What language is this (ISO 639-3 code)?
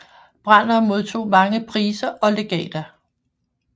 dan